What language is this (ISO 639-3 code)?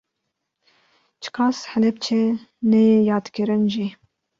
kur